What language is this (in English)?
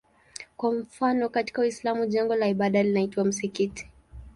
Swahili